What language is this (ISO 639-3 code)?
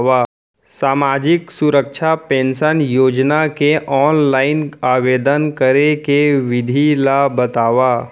hne